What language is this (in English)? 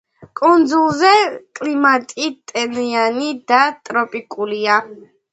Georgian